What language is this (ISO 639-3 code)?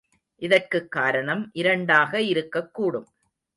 tam